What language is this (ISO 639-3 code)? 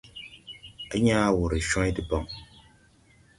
tui